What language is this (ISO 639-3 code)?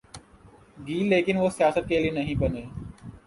urd